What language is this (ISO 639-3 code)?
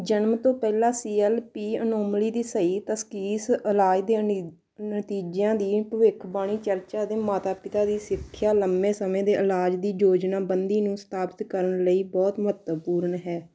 pan